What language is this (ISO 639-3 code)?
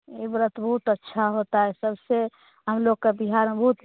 hin